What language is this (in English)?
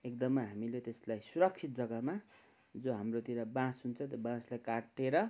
Nepali